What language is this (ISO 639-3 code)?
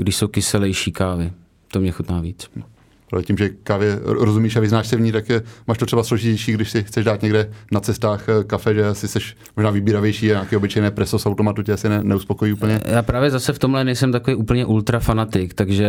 ces